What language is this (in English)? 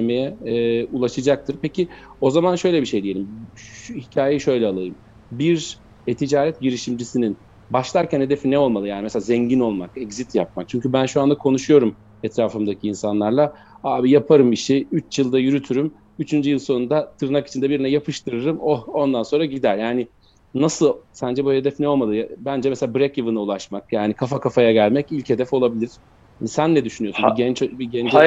Turkish